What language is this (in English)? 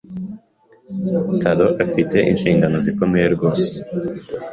Kinyarwanda